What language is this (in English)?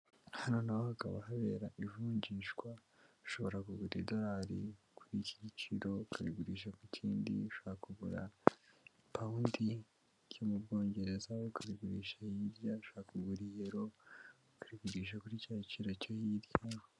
Kinyarwanda